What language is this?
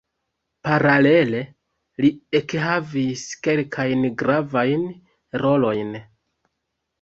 Esperanto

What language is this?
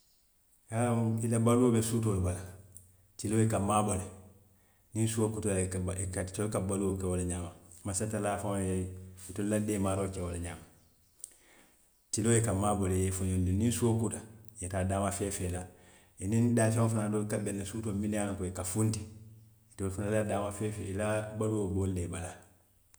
Western Maninkakan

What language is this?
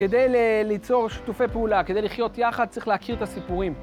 Hebrew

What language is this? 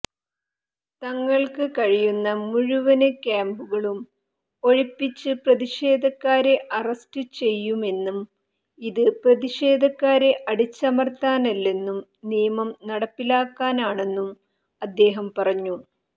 Malayalam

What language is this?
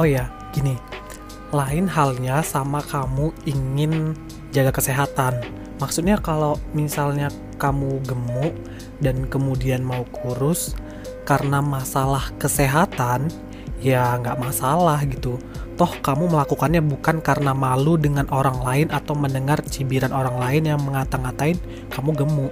Indonesian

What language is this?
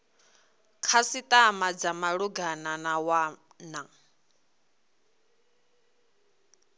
Venda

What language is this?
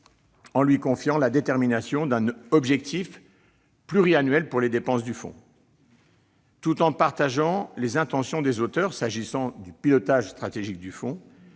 French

